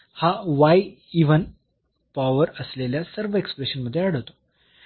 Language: Marathi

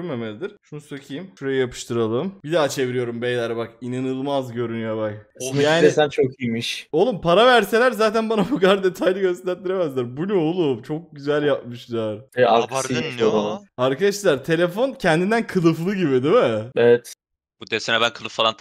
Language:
Turkish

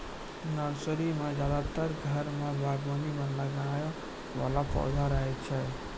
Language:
Maithili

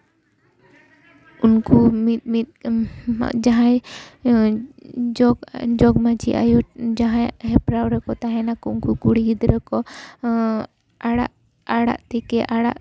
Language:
Santali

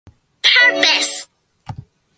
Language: Japanese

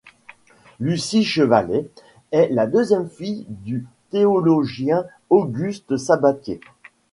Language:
French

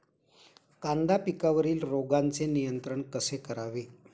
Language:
Marathi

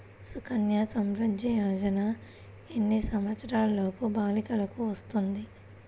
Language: Telugu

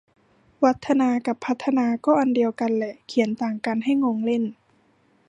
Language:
Thai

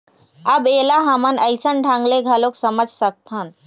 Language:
Chhattisgarhi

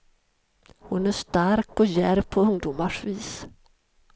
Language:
Swedish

